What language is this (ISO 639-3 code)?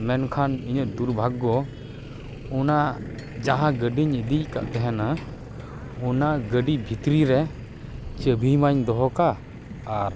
sat